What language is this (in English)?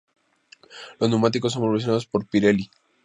Spanish